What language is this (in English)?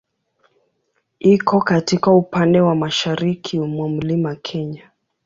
Swahili